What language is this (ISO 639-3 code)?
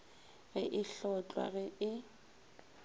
nso